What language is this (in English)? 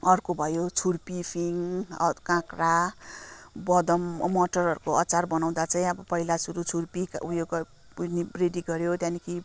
Nepali